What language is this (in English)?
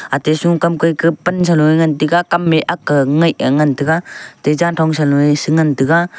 Wancho Naga